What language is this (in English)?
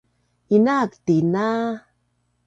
Bunun